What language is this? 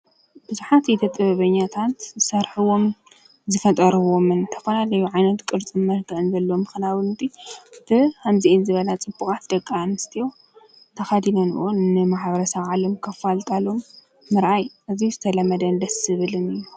Tigrinya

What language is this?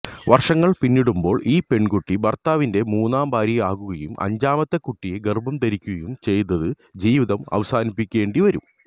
Malayalam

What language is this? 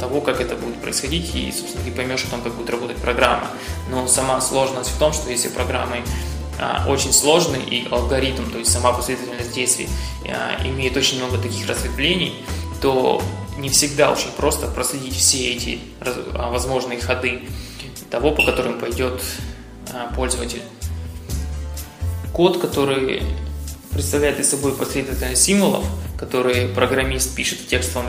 Russian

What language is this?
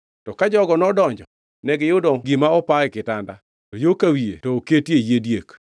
Luo (Kenya and Tanzania)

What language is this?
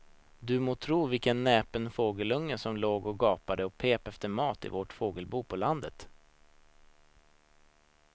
Swedish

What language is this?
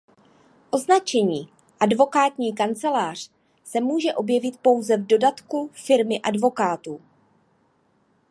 Czech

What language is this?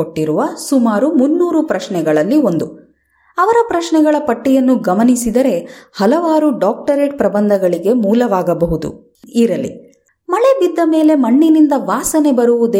Kannada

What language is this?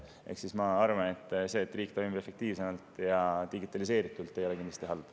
Estonian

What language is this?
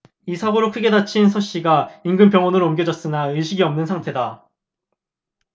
Korean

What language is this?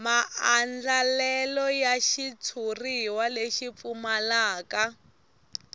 Tsonga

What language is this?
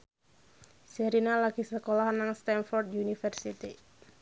Javanese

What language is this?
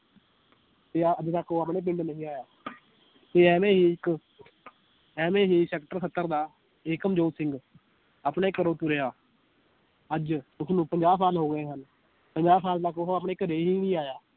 Punjabi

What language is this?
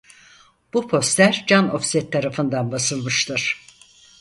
Turkish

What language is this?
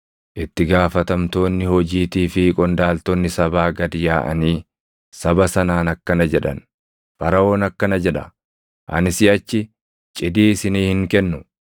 Oromo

